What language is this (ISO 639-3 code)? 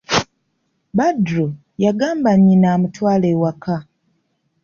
lug